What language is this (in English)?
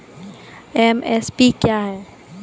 Maithili